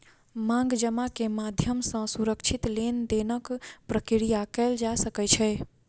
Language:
Maithili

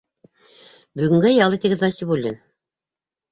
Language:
Bashkir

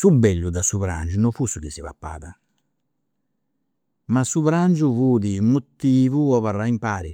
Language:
Campidanese Sardinian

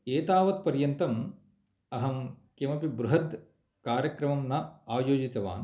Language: Sanskrit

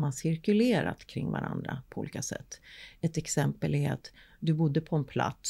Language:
Swedish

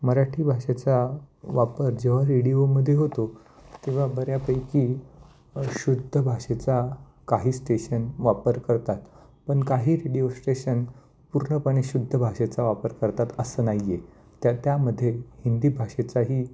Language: Marathi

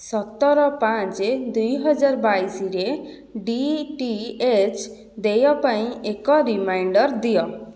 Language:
Odia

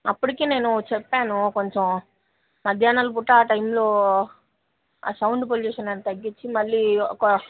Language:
Telugu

